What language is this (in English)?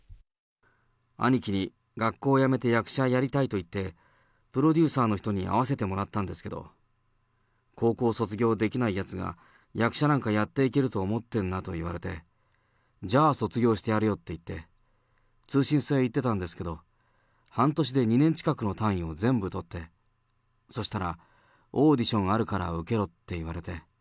Japanese